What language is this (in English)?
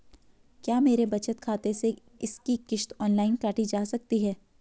Hindi